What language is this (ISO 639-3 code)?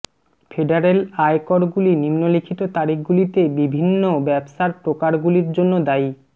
ben